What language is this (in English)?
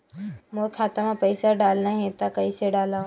Chhattisgarhi